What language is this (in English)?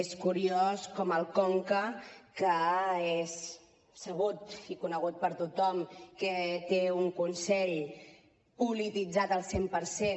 Catalan